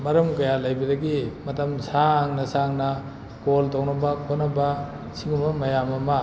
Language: Manipuri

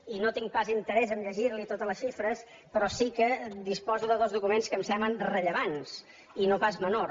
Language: Catalan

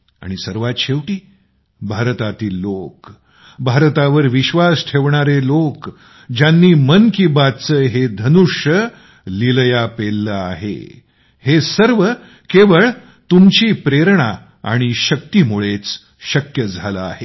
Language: Marathi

